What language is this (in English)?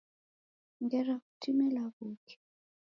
Taita